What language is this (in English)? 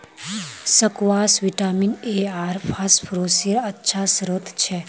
Magahi